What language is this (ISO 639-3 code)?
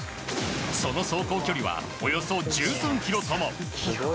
jpn